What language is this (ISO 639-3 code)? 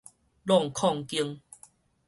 nan